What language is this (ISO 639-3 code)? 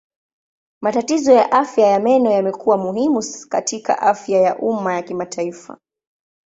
swa